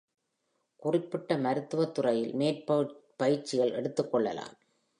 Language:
Tamil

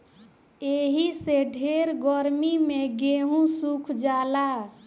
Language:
Bhojpuri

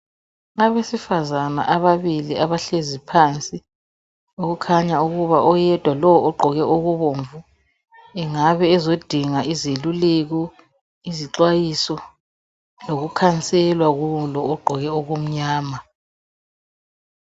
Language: North Ndebele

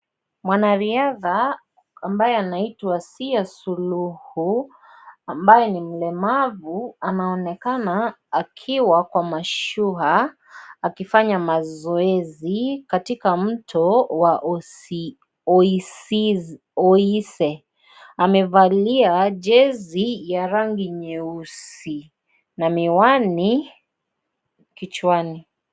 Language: Swahili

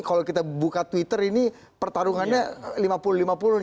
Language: Indonesian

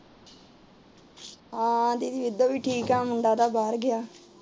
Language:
Punjabi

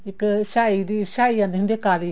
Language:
Punjabi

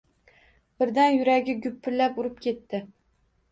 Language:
Uzbek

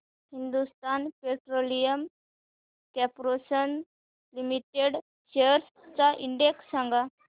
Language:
Marathi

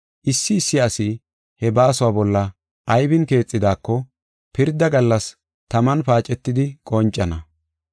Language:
Gofa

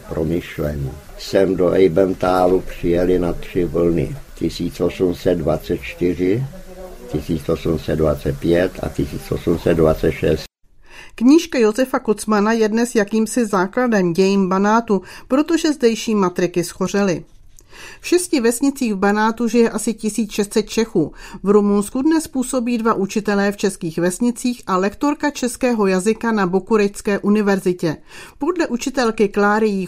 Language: Czech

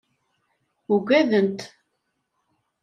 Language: Kabyle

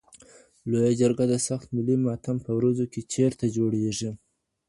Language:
Pashto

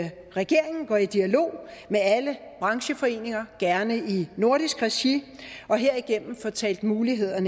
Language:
Danish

